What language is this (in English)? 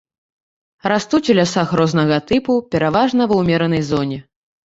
Belarusian